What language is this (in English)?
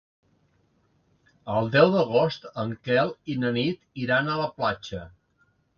Catalan